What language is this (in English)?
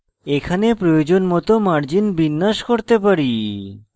Bangla